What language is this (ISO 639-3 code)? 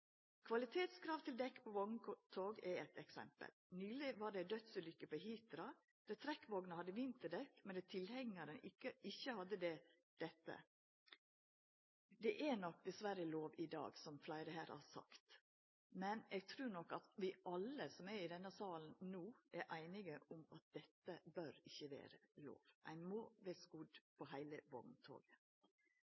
nno